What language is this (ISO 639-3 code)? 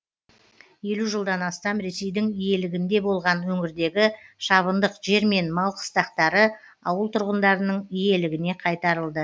kaz